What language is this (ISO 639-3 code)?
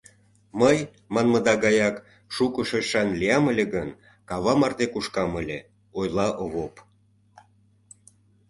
chm